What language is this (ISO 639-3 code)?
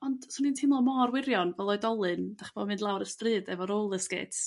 cym